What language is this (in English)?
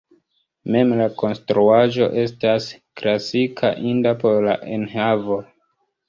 Esperanto